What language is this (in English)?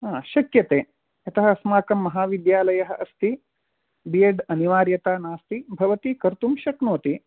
Sanskrit